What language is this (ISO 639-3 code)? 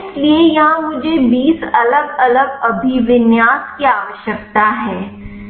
hin